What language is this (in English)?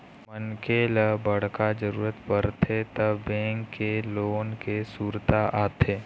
Chhattisgarhi